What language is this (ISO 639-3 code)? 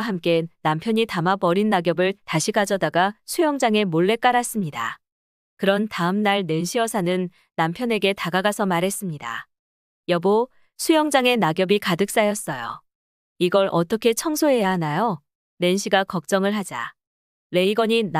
kor